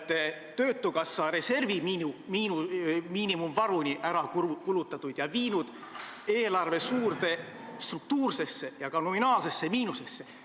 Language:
Estonian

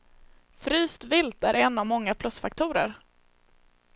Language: Swedish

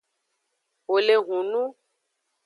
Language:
Aja (Benin)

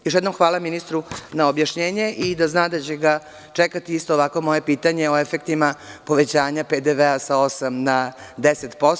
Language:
Serbian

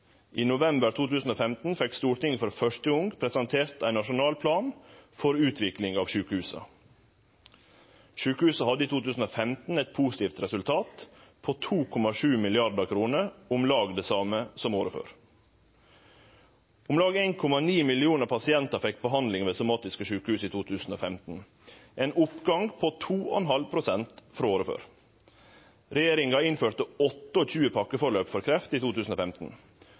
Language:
Norwegian Nynorsk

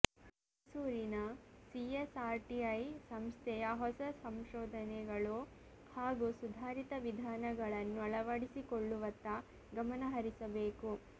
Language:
Kannada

